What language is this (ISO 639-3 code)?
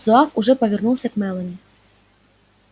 rus